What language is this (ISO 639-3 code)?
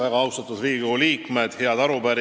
est